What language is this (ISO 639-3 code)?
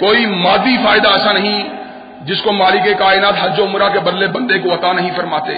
urd